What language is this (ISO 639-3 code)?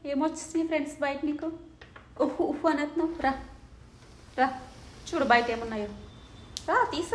tel